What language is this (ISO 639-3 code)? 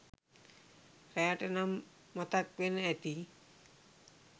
sin